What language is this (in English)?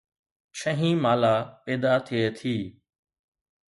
Sindhi